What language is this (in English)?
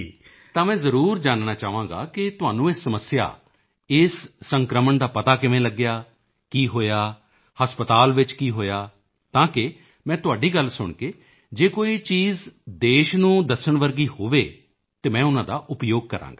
Punjabi